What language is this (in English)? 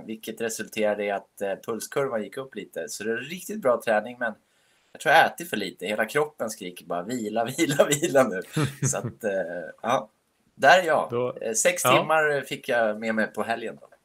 Swedish